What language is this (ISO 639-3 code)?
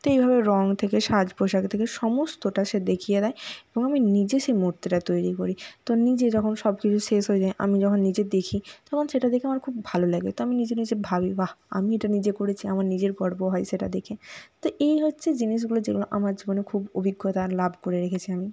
ben